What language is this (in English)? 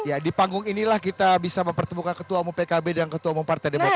Indonesian